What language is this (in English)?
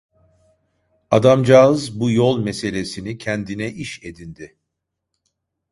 Turkish